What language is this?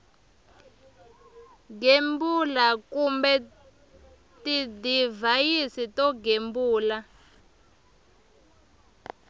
Tsonga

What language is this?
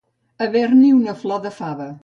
Catalan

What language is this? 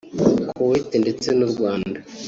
Kinyarwanda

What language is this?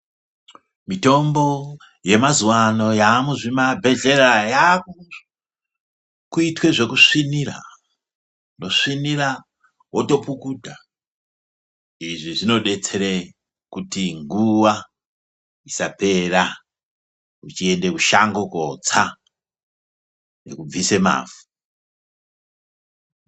Ndau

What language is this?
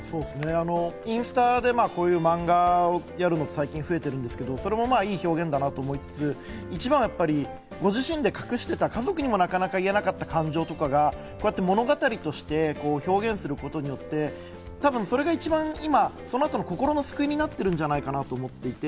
Japanese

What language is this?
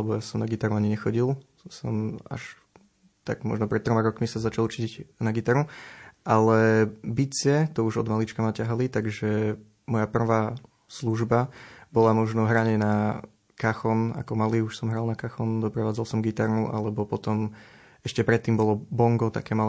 Slovak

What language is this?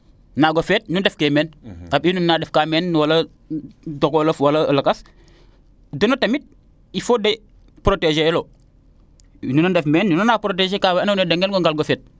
Serer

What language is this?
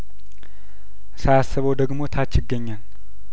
Amharic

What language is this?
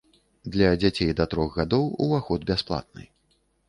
Belarusian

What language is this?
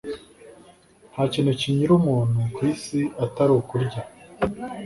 Kinyarwanda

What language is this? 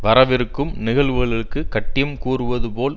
Tamil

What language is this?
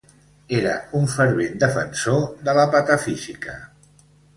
Catalan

